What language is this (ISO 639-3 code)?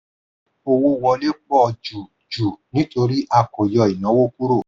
yor